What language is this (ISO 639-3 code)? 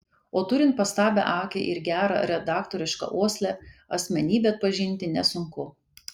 lit